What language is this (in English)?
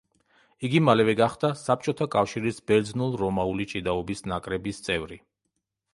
Georgian